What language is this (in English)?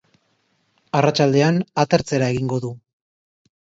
Basque